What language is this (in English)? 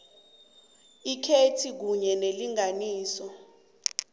South Ndebele